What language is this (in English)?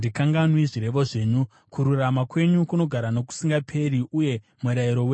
Shona